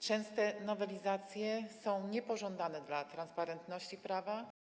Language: Polish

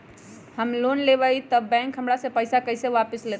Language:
Magahi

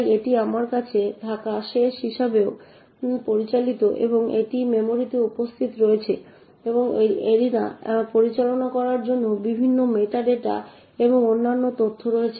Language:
Bangla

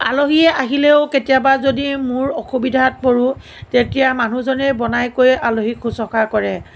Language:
Assamese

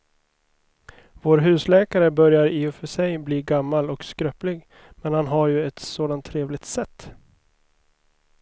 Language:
Swedish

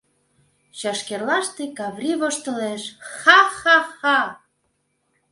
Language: Mari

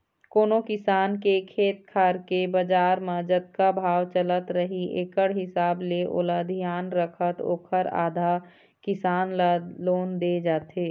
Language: Chhattisgarhi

